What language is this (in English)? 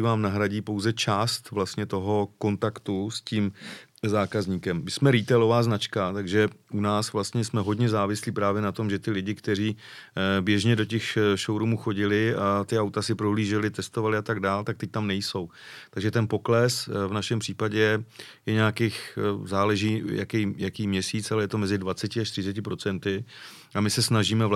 Czech